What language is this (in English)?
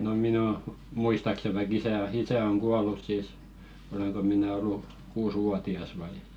Finnish